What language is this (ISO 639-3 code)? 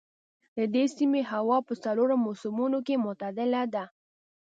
pus